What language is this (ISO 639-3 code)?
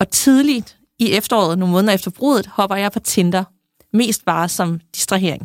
dan